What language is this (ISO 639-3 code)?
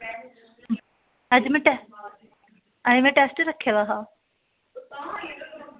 doi